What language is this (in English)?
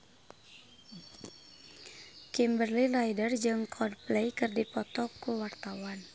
Sundanese